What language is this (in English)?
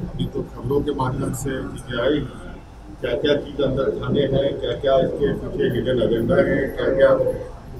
Hindi